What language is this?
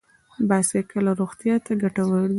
Pashto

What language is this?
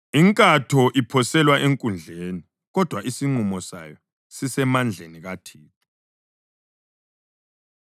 North Ndebele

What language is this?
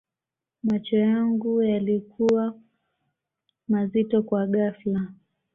Swahili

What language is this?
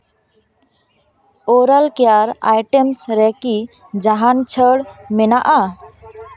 Santali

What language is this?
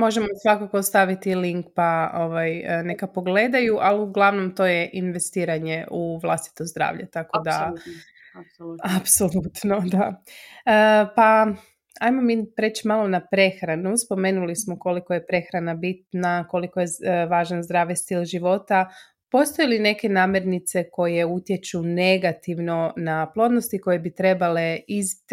Croatian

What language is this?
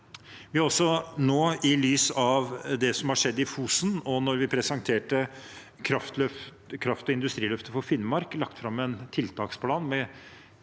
Norwegian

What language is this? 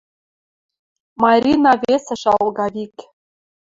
Western Mari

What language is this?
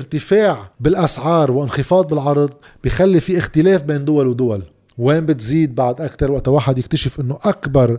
Arabic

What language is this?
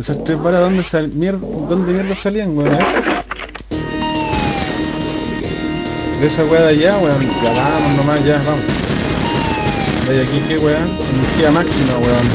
Spanish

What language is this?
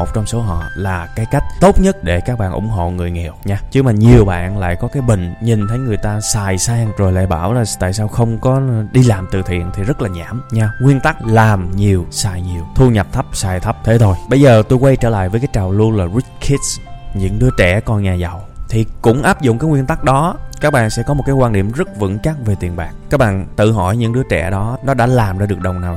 Vietnamese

